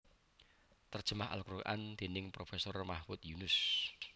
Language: Javanese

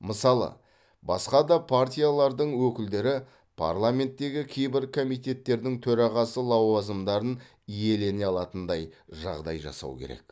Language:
Kazakh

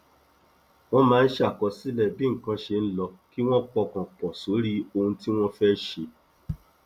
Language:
Yoruba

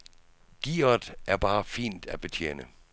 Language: Danish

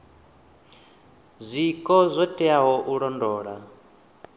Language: Venda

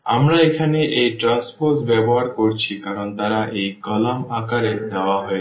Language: Bangla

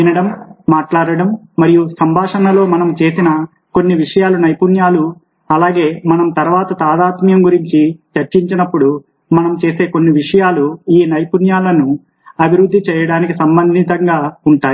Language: Telugu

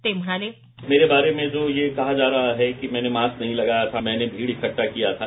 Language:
Marathi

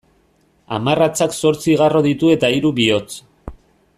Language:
Basque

